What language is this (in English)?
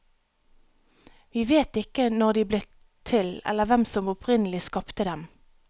Norwegian